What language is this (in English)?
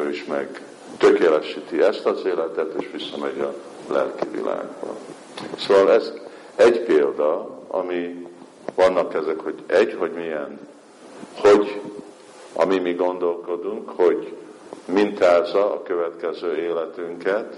Hungarian